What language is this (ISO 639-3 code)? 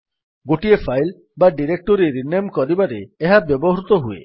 ori